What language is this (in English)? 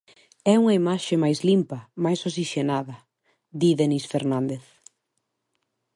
Galician